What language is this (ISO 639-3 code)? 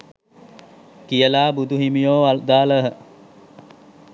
sin